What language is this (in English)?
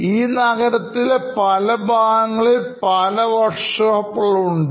Malayalam